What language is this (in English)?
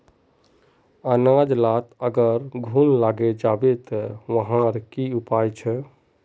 Magahi